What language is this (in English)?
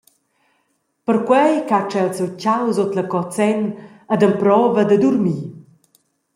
Romansh